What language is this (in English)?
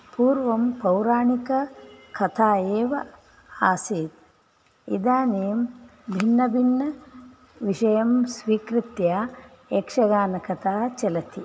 Sanskrit